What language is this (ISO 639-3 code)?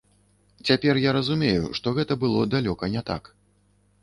bel